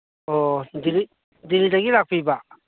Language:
Manipuri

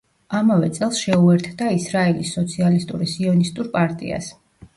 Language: Georgian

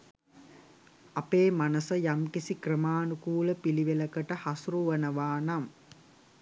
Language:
Sinhala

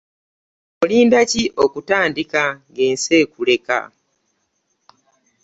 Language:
Ganda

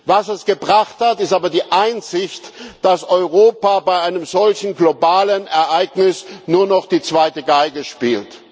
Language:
German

